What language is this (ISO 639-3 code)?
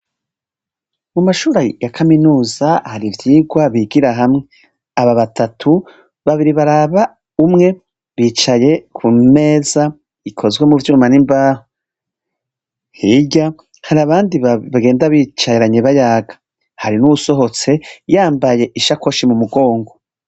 run